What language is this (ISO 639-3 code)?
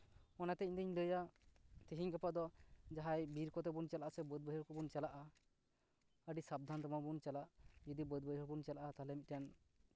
sat